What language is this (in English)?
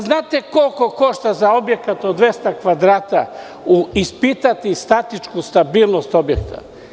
Serbian